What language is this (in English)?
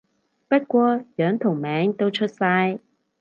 Cantonese